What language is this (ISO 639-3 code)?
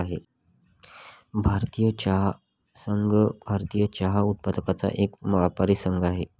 mar